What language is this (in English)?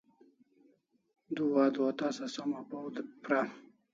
Kalasha